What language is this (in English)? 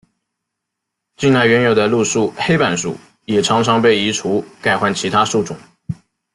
Chinese